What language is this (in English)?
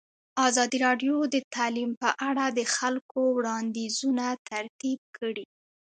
Pashto